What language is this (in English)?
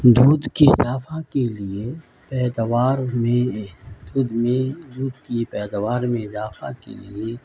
Urdu